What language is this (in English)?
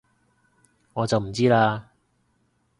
Cantonese